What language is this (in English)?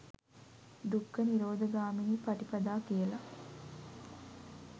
Sinhala